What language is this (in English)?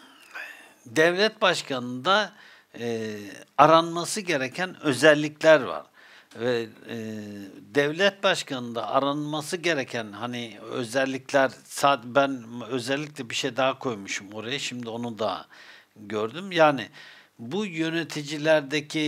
Turkish